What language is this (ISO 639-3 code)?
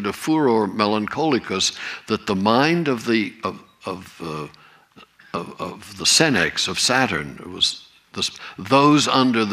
eng